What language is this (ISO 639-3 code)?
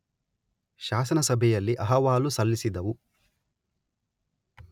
kan